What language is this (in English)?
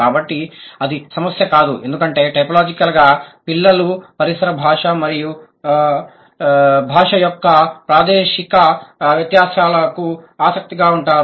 Telugu